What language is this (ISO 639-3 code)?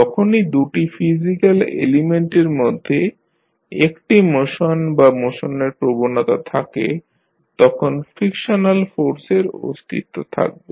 ben